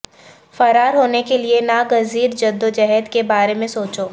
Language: Urdu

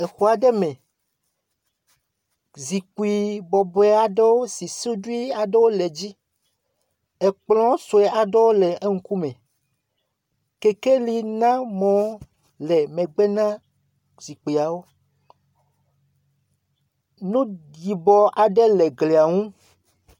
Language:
Ewe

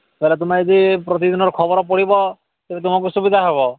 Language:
Odia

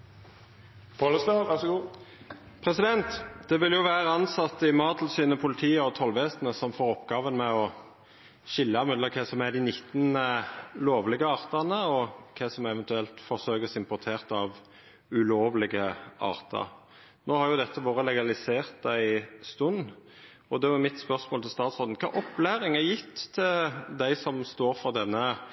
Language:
Norwegian Nynorsk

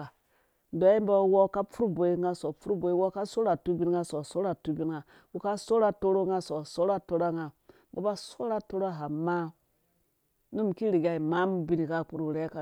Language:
Dũya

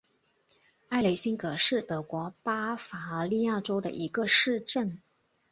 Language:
Chinese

